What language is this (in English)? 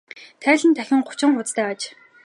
Mongolian